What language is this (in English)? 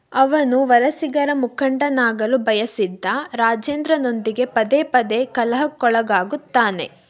Kannada